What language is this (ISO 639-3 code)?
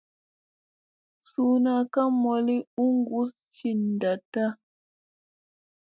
mse